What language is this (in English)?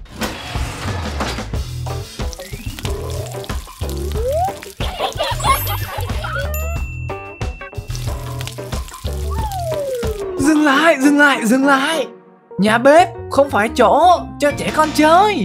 Vietnamese